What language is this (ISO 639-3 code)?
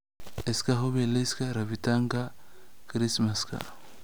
som